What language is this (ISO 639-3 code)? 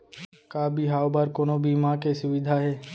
hne